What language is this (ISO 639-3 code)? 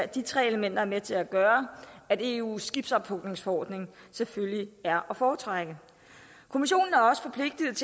dan